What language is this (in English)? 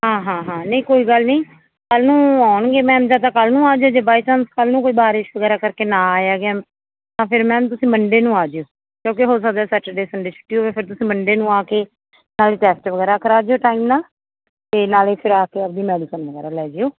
Punjabi